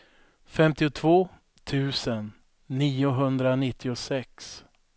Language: Swedish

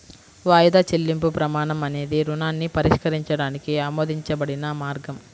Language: Telugu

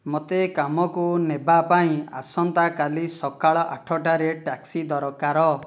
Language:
Odia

